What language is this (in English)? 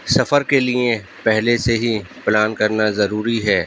Urdu